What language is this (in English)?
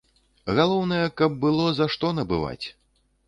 Belarusian